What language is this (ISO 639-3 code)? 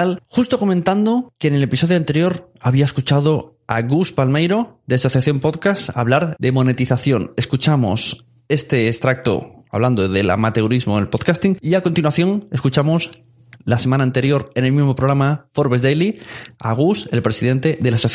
spa